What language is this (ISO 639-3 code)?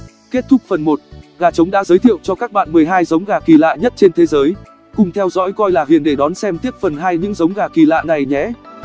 vie